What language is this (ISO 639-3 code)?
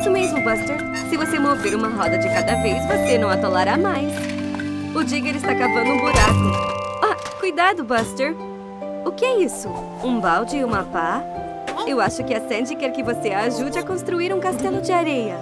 por